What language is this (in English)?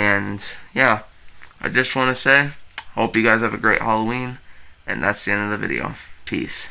English